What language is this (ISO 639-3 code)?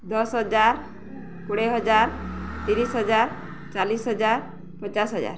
ori